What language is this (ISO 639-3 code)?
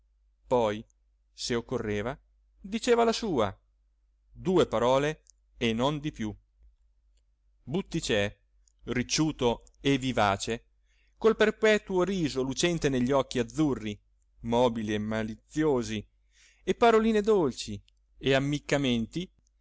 ita